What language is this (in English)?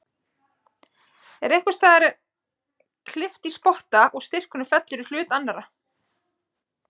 Icelandic